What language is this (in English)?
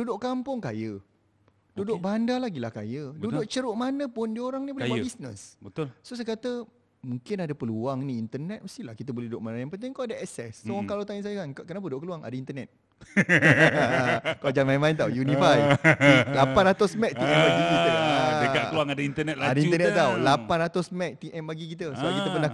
Malay